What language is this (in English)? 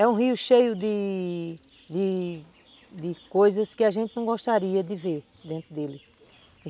Portuguese